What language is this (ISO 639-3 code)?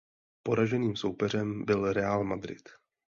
ces